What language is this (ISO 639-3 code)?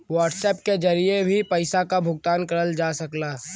bho